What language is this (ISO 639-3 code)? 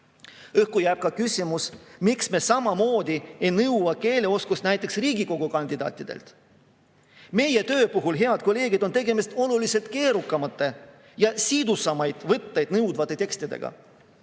est